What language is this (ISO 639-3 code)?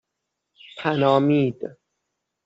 fas